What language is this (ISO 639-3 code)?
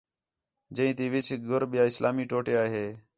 xhe